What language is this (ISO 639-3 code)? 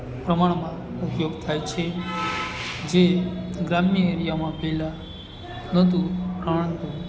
guj